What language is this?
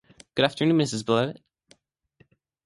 English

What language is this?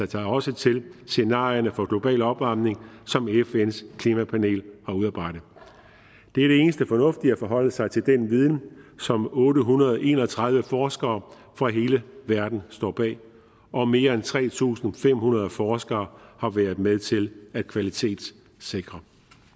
Danish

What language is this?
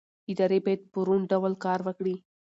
Pashto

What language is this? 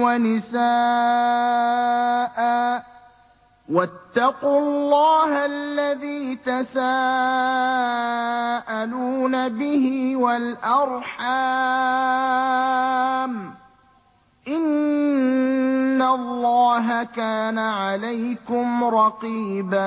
Arabic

